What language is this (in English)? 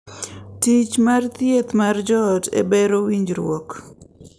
Luo (Kenya and Tanzania)